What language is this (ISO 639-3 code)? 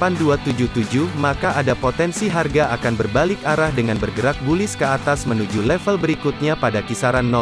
ind